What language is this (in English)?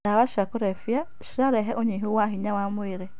Kikuyu